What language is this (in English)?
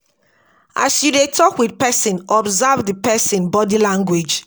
Nigerian Pidgin